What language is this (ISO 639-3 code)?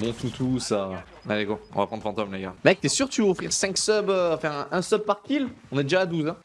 fra